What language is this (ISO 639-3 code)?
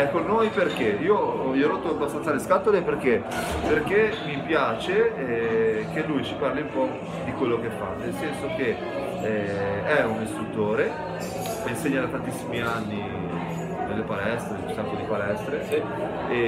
ita